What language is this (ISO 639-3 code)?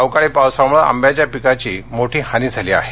mar